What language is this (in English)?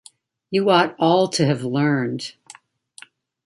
English